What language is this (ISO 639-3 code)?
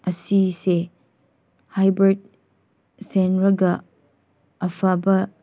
mni